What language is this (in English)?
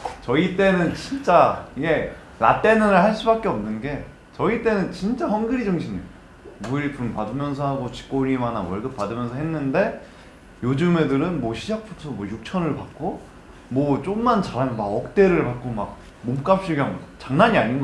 Korean